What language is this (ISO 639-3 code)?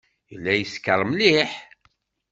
kab